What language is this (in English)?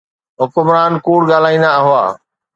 Sindhi